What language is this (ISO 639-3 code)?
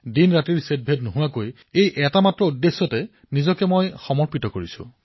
asm